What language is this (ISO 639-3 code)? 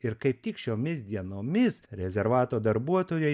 lit